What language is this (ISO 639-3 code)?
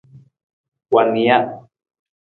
nmz